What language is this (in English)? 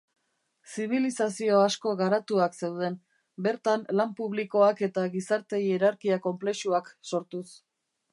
Basque